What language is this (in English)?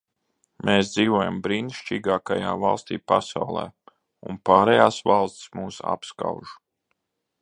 Latvian